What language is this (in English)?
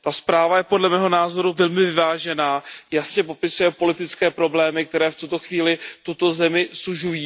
Czech